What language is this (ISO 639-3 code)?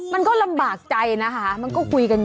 tha